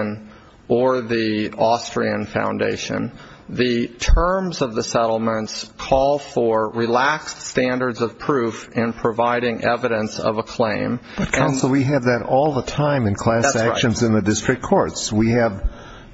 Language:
English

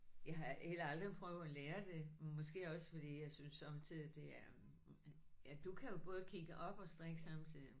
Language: Danish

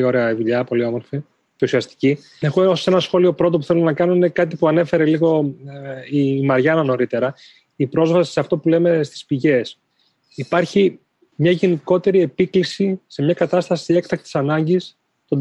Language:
Greek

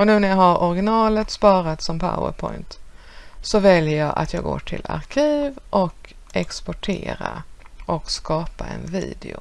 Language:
Swedish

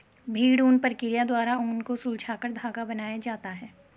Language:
Hindi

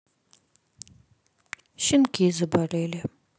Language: Russian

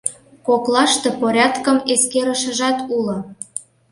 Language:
Mari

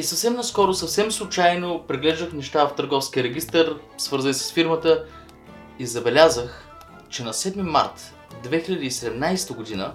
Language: Bulgarian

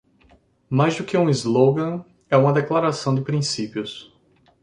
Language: Portuguese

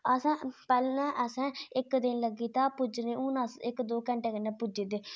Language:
Dogri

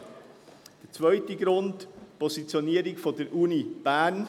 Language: Swiss German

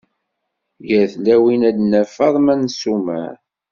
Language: Kabyle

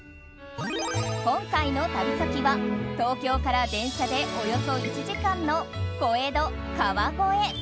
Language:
Japanese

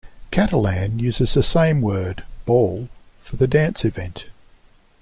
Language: English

